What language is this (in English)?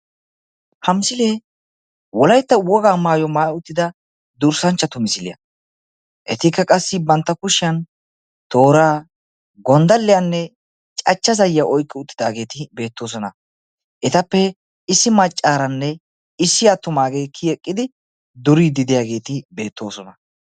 Wolaytta